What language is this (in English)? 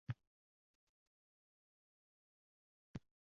Uzbek